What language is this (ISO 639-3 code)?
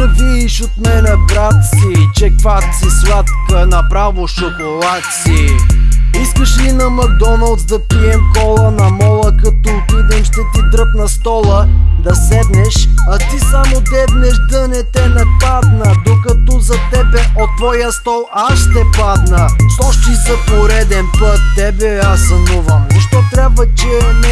bul